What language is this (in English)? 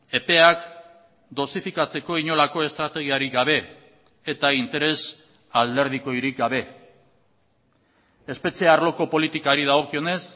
Basque